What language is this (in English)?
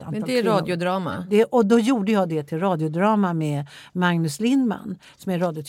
Swedish